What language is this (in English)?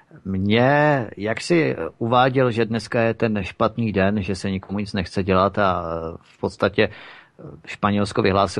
Czech